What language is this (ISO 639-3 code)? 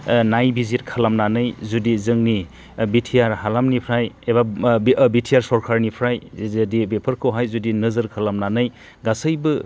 brx